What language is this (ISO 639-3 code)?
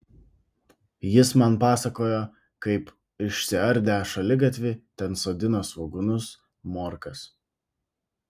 lit